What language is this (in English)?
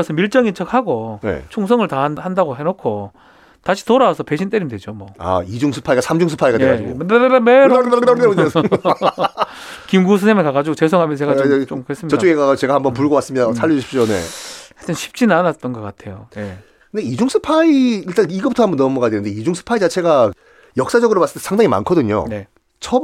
Korean